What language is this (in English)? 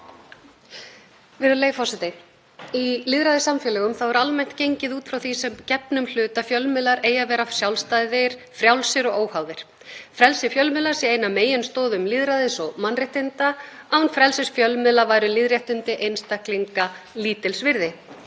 Icelandic